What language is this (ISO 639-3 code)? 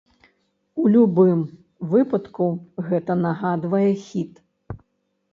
bel